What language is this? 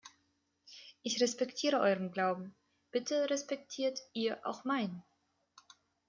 German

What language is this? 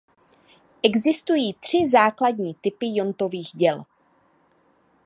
Czech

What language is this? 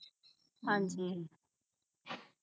Punjabi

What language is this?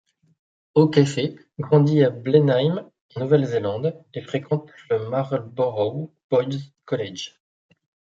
French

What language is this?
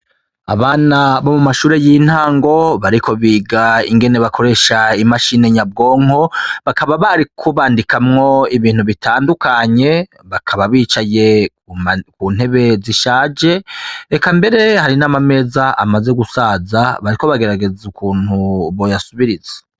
Rundi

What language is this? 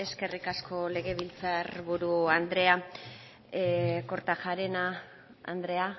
Basque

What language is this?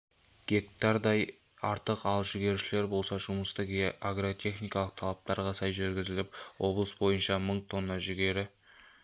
Kazakh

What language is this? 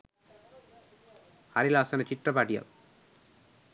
Sinhala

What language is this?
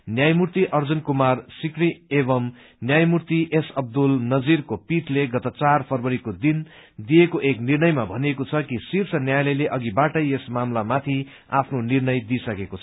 Nepali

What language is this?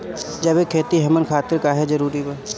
Bhojpuri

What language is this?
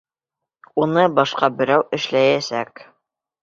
Bashkir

